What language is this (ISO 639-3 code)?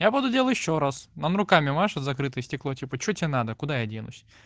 rus